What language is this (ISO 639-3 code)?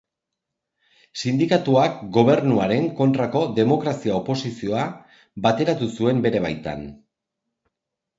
eus